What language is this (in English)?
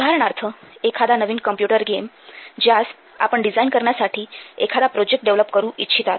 Marathi